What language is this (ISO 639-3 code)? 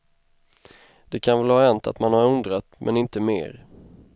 swe